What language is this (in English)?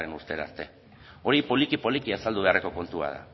Basque